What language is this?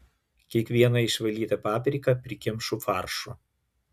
Lithuanian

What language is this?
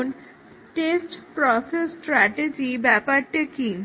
Bangla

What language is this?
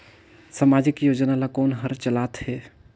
Chhattisgarhi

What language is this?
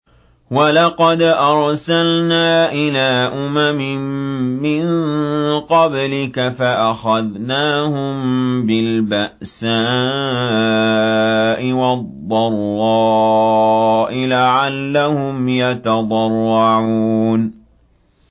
Arabic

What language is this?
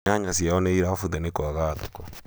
Kikuyu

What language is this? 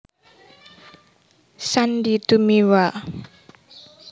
Javanese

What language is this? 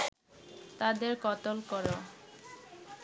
Bangla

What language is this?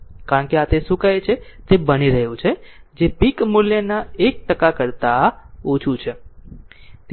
Gujarati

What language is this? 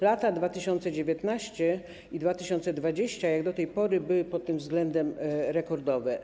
Polish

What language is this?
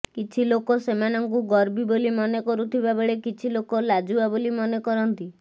Odia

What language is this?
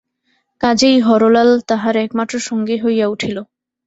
Bangla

